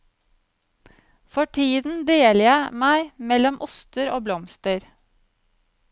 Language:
Norwegian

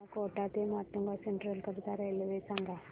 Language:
Marathi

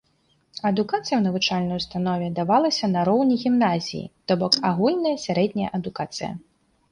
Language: Belarusian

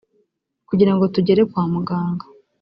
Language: Kinyarwanda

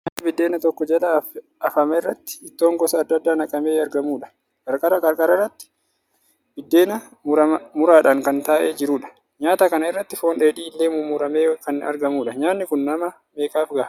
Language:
Oromo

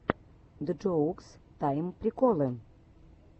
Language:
Russian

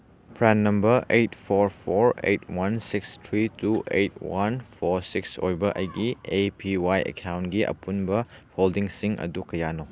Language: Manipuri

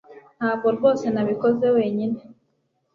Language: Kinyarwanda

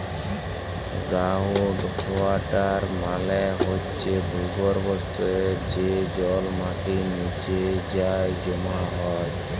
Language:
Bangla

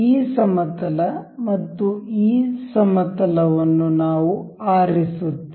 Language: Kannada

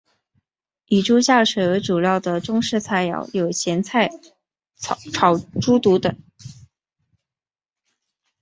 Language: Chinese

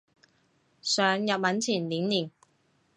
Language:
Cantonese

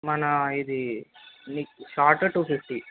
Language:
Telugu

